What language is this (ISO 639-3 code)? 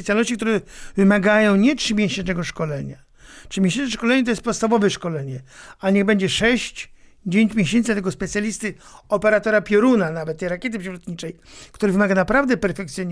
pol